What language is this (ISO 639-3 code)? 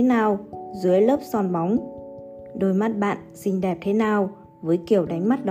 vie